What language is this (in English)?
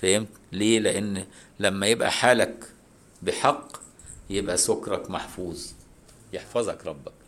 Arabic